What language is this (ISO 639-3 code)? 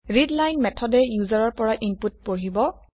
asm